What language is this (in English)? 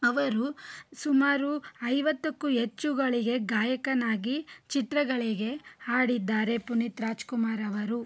Kannada